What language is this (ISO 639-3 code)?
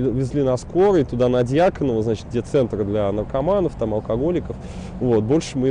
rus